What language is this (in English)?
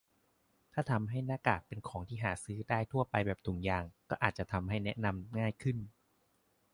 Thai